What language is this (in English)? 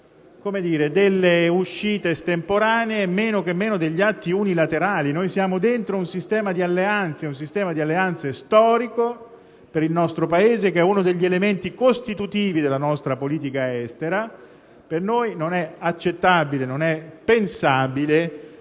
Italian